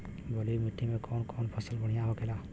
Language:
Bhojpuri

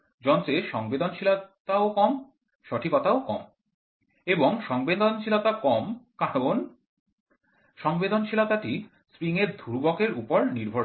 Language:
Bangla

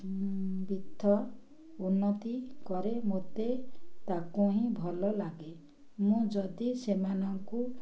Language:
Odia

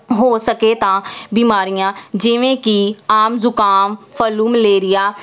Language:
Punjabi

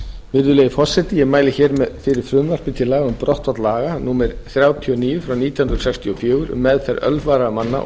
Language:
Icelandic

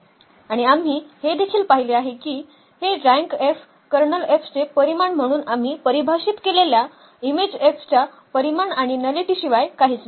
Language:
Marathi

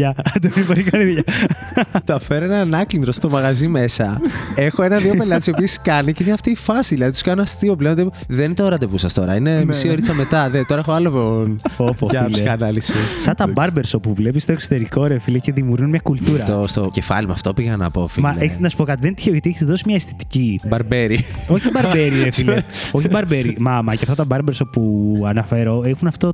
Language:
Greek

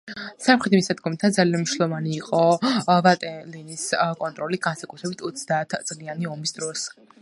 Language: Georgian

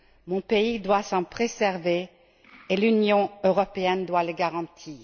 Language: French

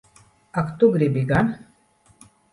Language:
Latvian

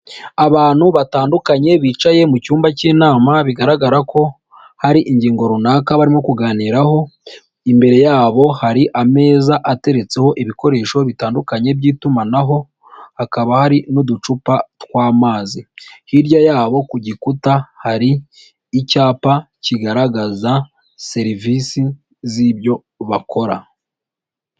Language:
Kinyarwanda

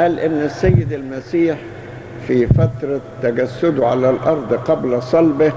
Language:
Arabic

